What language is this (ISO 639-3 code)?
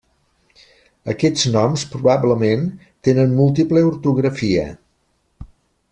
cat